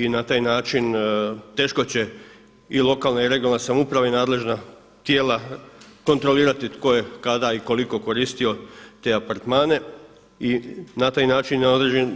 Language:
Croatian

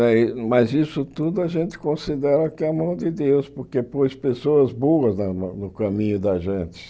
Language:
Portuguese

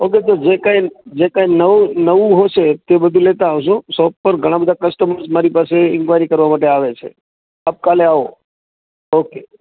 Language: Gujarati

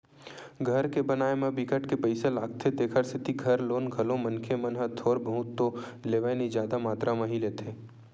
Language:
Chhattisgarhi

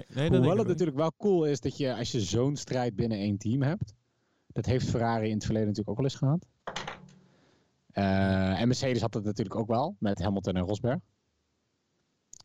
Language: Dutch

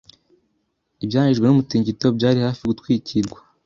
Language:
Kinyarwanda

